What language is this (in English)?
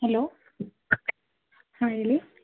Kannada